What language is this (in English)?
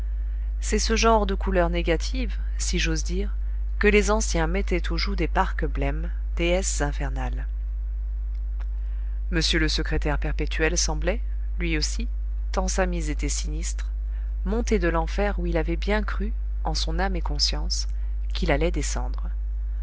French